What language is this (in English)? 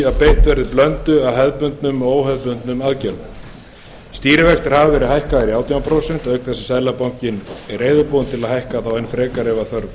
Icelandic